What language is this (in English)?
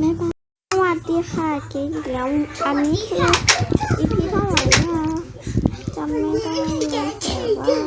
Thai